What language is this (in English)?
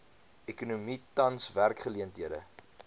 Afrikaans